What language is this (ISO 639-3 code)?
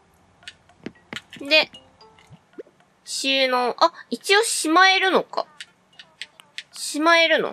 jpn